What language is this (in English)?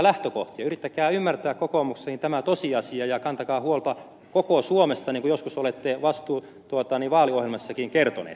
Finnish